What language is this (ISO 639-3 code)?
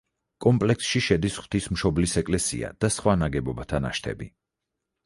kat